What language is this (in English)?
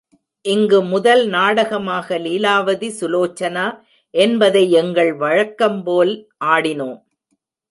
Tamil